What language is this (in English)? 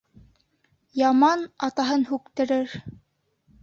Bashkir